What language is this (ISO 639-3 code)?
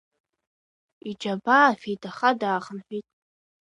abk